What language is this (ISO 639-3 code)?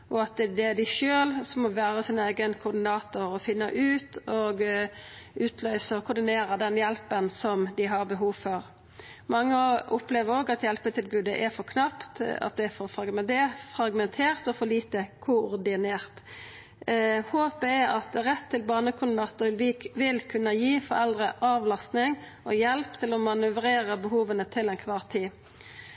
nno